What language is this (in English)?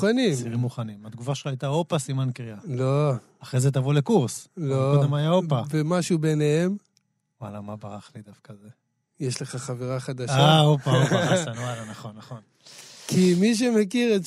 Hebrew